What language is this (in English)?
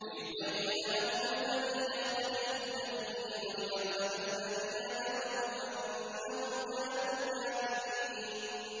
Arabic